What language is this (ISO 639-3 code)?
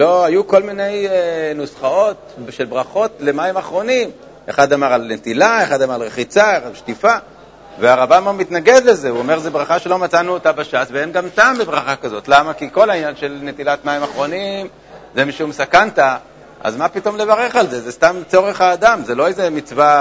heb